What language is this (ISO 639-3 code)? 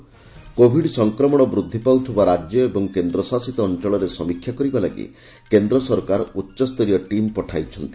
ori